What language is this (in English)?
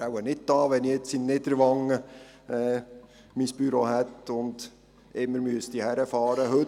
Swiss German